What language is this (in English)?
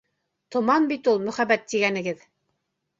Bashkir